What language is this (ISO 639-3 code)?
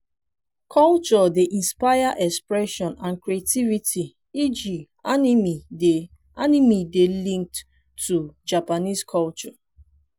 pcm